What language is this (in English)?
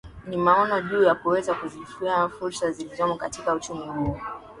Swahili